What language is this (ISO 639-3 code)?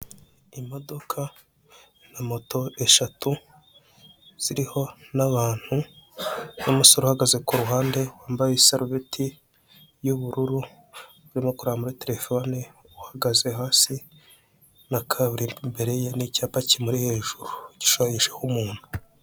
kin